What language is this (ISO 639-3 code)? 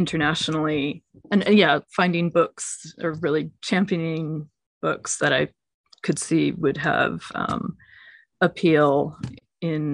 eng